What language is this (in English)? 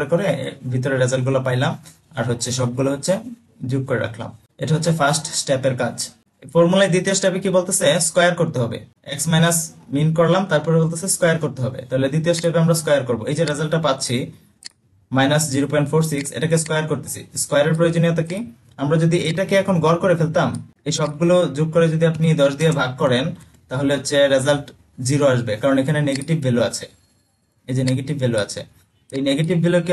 Bangla